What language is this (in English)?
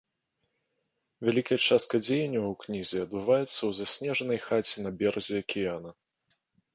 Belarusian